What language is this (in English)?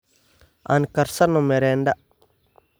Somali